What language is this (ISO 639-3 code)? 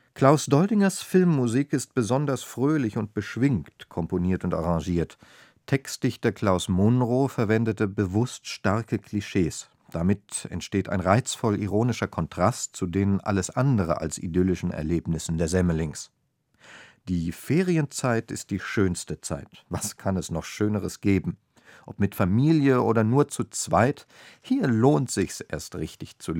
deu